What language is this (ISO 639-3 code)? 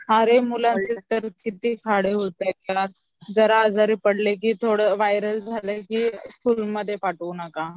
mar